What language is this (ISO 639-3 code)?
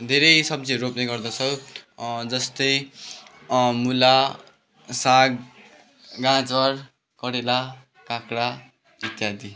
nep